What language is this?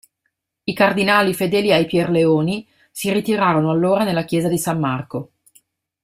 Italian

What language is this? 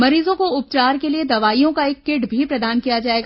Hindi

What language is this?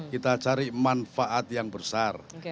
Indonesian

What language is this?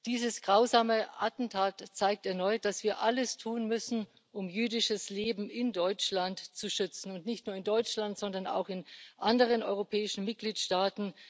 German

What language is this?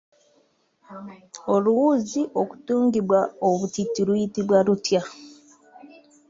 Ganda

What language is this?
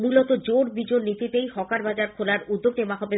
Bangla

